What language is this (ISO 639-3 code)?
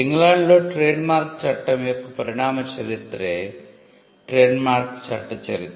tel